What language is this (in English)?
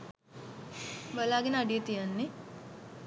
Sinhala